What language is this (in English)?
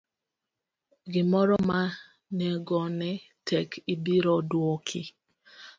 Luo (Kenya and Tanzania)